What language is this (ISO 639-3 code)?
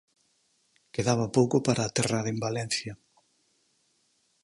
glg